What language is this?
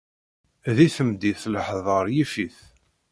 Kabyle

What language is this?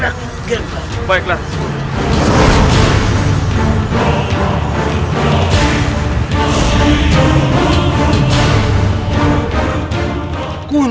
Indonesian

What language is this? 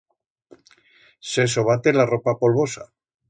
Aragonese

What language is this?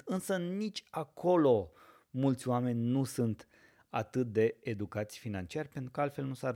Romanian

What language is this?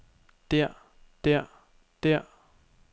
Danish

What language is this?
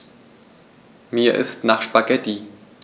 German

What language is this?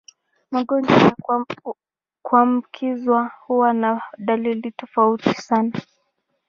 Swahili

